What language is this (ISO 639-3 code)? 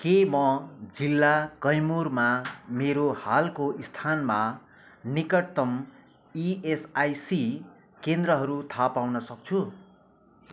nep